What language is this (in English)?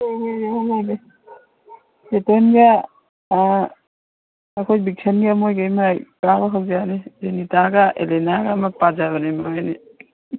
Manipuri